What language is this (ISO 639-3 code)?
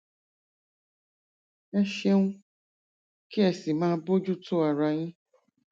yor